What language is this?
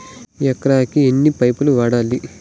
Telugu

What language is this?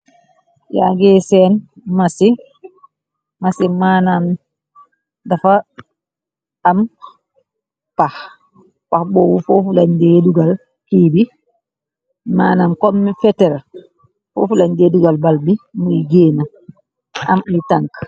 Wolof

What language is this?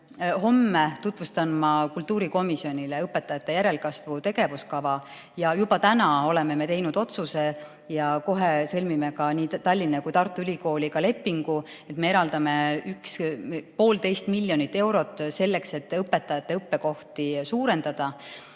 Estonian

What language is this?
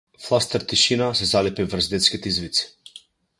Macedonian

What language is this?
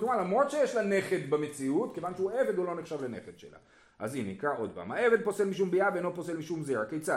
Hebrew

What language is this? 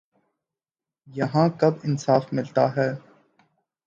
Urdu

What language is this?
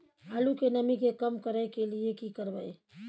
Maithili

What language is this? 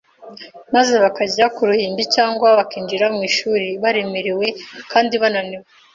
Kinyarwanda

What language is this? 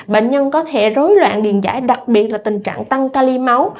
Vietnamese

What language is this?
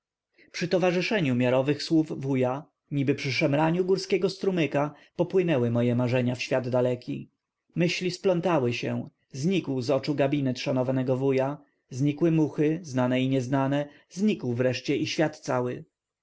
Polish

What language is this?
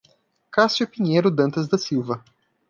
Portuguese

